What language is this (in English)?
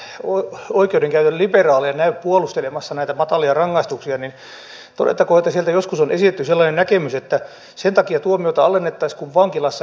Finnish